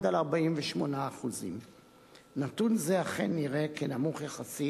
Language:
Hebrew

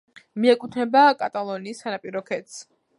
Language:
Georgian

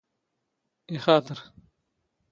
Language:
Standard Moroccan Tamazight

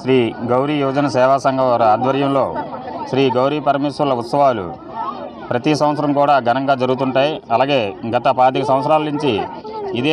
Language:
English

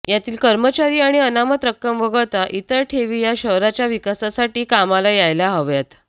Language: Marathi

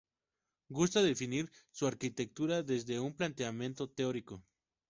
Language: Spanish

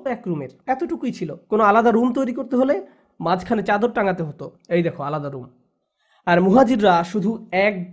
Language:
Bangla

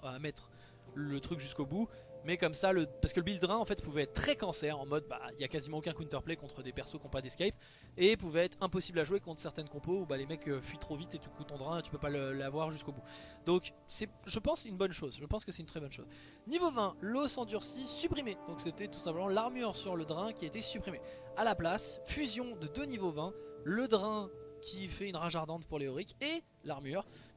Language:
French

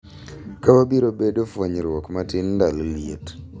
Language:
Luo (Kenya and Tanzania)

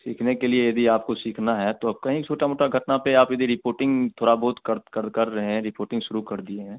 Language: Hindi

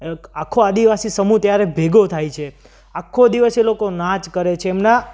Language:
Gujarati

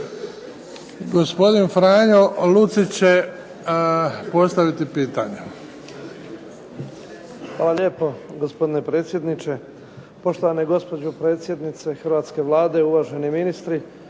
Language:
Croatian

